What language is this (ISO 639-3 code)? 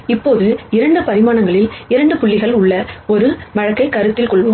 tam